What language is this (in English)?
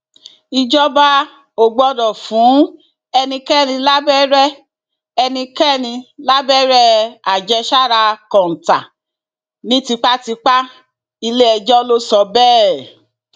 Yoruba